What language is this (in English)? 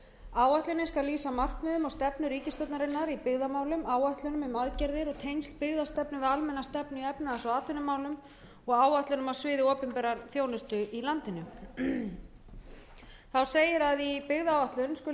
Icelandic